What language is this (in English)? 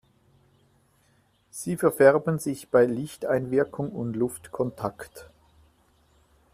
German